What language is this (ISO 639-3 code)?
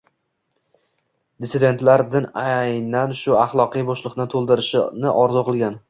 uzb